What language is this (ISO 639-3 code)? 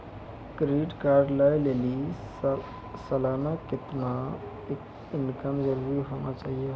mai